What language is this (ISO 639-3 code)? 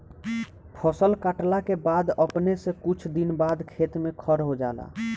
bho